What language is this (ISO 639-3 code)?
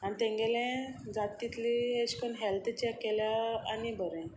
kok